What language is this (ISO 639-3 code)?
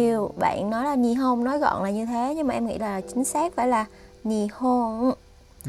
vie